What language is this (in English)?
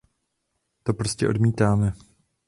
Czech